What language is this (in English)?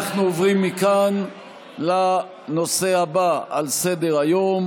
Hebrew